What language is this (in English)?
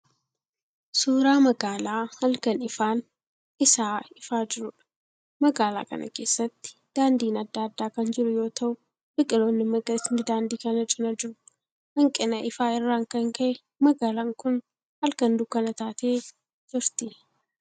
Oromo